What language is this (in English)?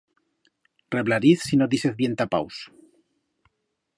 Aragonese